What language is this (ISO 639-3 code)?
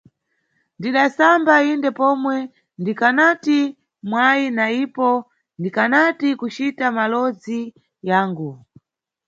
nyu